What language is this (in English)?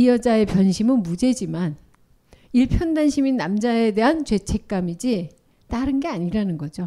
Korean